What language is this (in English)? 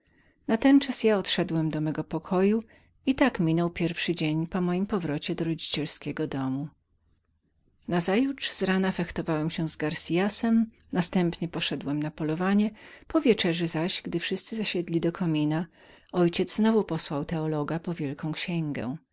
Polish